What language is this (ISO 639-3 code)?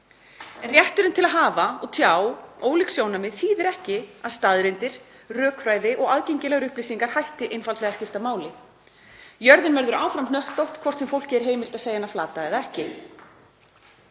isl